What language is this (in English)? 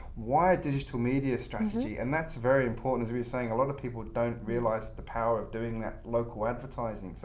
English